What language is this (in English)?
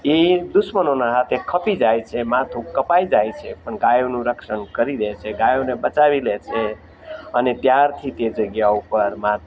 Gujarati